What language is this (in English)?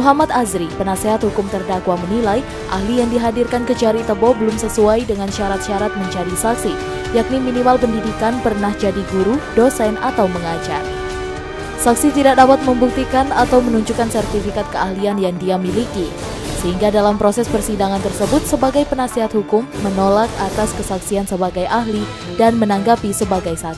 Indonesian